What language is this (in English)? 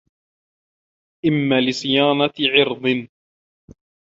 Arabic